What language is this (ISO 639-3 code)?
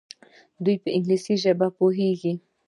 pus